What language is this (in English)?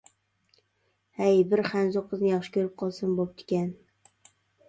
Uyghur